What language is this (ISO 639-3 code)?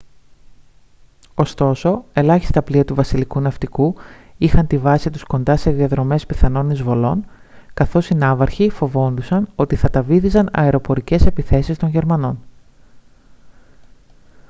ell